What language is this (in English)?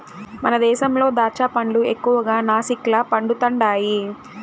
Telugu